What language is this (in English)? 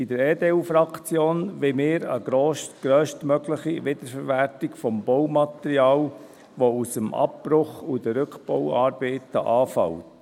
Swiss German